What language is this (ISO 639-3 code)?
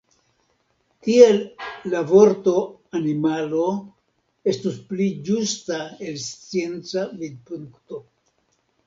epo